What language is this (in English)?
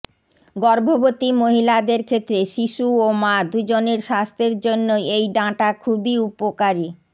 Bangla